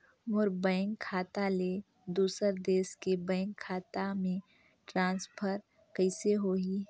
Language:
Chhattisgarhi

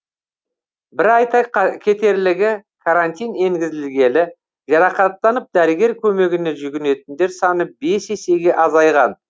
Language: Kazakh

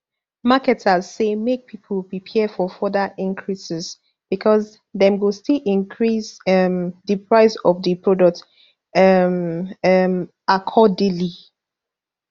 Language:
Nigerian Pidgin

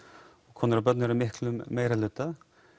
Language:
Icelandic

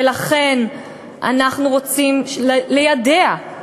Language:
Hebrew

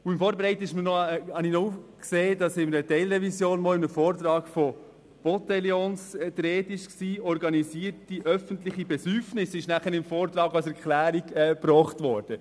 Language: Swiss German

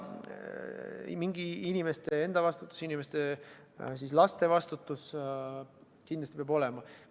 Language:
Estonian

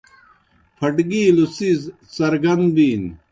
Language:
Kohistani Shina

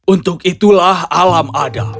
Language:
Indonesian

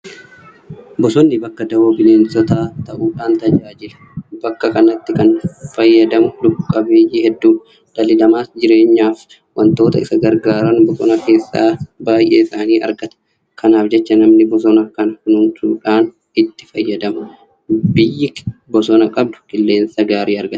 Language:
Oromo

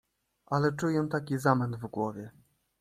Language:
Polish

